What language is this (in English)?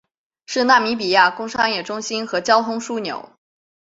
Chinese